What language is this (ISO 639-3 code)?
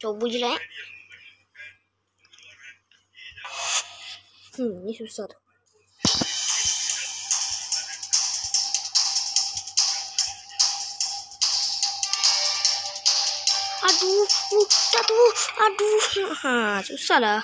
msa